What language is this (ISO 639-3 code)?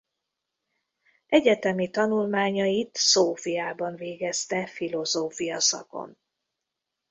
hun